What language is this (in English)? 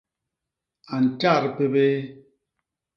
Basaa